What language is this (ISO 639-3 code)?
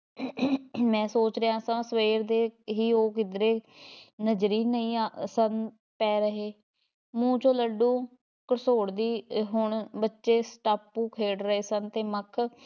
pan